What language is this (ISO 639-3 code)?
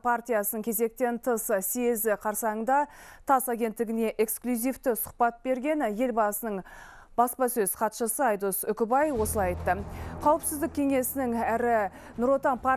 rus